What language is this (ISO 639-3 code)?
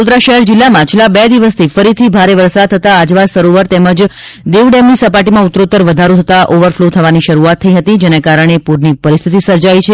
guj